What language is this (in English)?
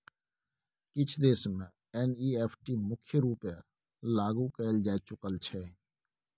Maithili